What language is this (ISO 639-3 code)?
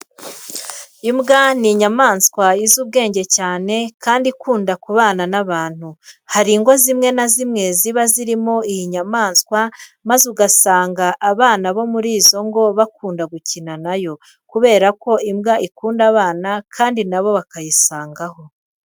kin